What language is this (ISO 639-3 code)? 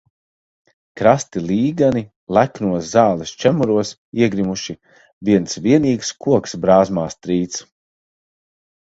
lav